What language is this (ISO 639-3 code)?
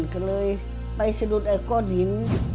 tha